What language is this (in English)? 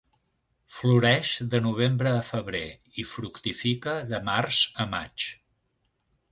Catalan